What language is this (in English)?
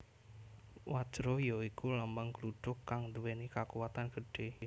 Javanese